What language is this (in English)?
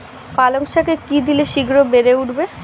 Bangla